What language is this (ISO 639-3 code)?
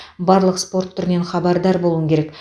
kaz